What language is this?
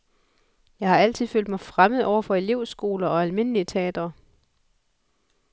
Danish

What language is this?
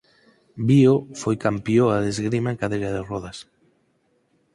Galician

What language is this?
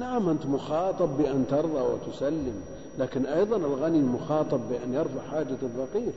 Arabic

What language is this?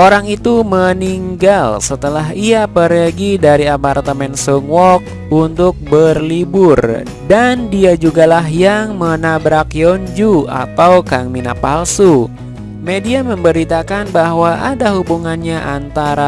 Indonesian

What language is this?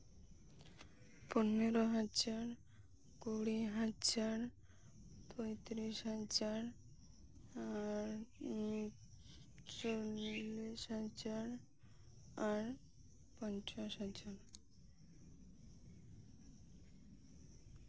Santali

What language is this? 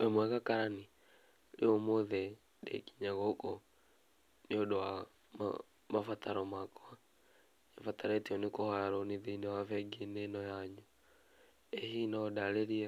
Kikuyu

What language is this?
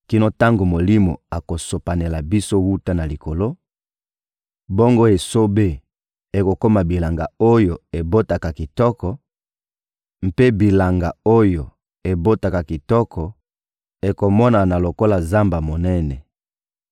Lingala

